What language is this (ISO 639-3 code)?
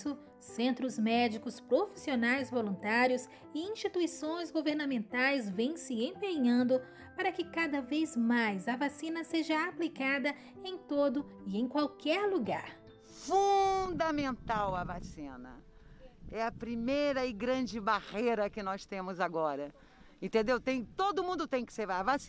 por